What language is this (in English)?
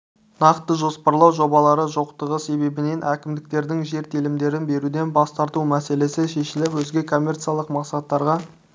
Kazakh